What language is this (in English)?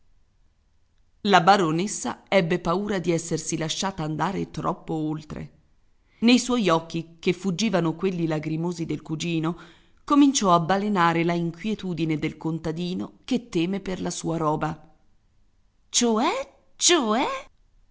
Italian